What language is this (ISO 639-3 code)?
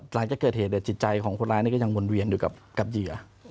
tha